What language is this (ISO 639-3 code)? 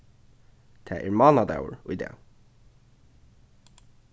fao